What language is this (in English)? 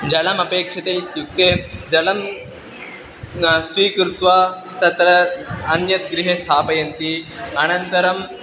Sanskrit